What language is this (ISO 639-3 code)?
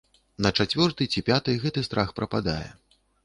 bel